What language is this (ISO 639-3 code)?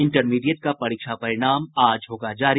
hin